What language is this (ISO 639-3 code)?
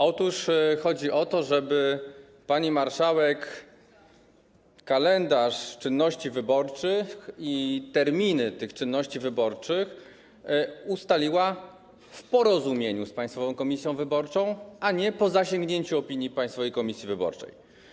pol